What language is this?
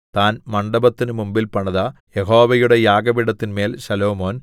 Malayalam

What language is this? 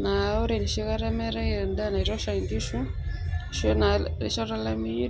Masai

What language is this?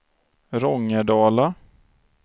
Swedish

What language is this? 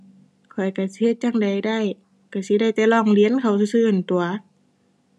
Thai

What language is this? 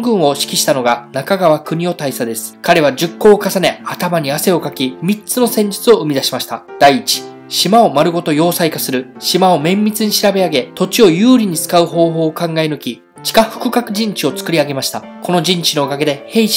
Japanese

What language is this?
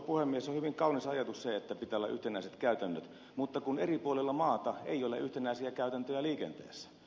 Finnish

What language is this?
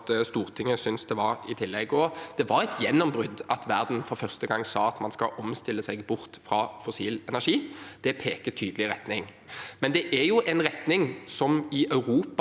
Norwegian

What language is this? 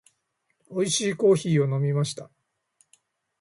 Japanese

